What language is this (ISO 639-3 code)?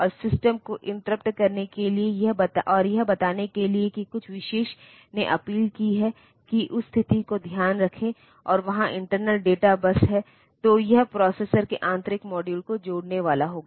hin